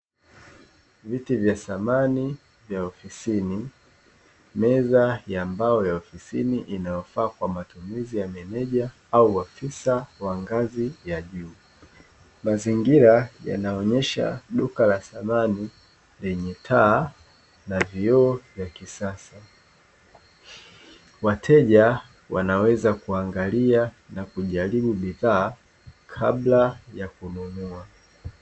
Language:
Swahili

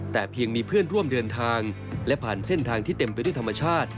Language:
Thai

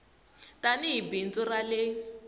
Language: Tsonga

